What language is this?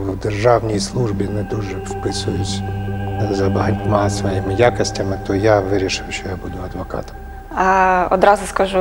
Ukrainian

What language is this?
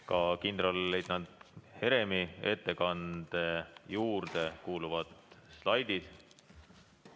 Estonian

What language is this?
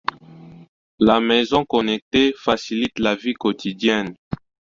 French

